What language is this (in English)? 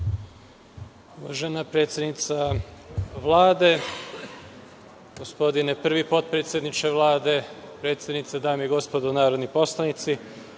Serbian